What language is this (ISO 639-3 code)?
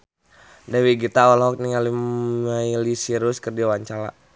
sun